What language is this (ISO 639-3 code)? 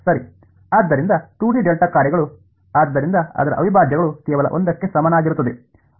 kan